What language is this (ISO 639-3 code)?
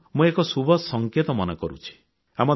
ori